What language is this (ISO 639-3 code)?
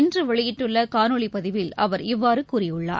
tam